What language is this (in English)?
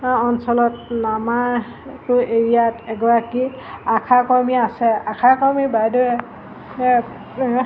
Assamese